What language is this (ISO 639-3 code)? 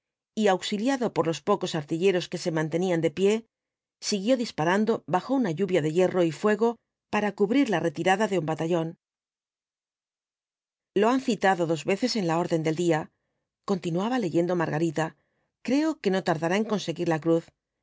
spa